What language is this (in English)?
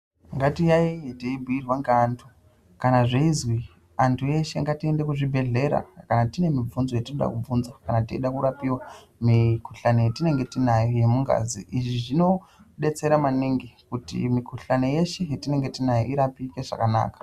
Ndau